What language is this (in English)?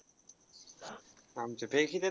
Marathi